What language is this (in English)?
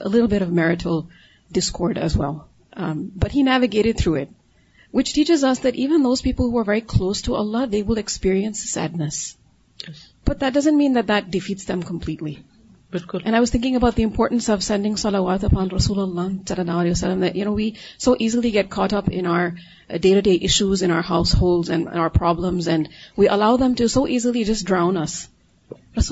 Urdu